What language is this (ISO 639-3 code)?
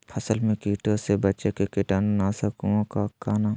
mag